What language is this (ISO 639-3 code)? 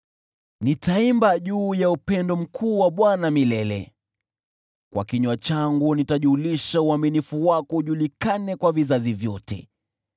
swa